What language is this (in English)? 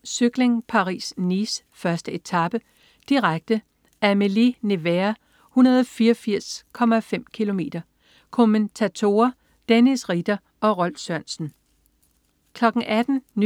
Danish